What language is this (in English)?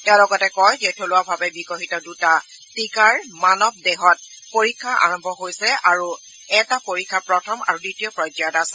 Assamese